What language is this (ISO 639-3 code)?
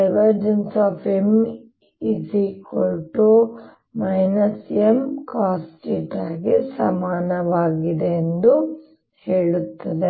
kan